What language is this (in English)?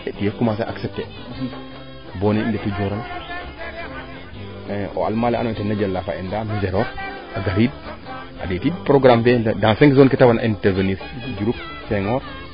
Serer